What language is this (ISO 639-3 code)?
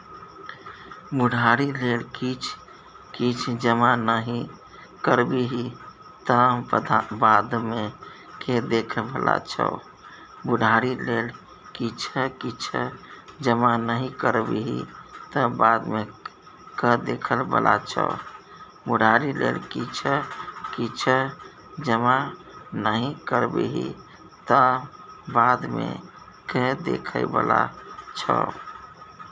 mai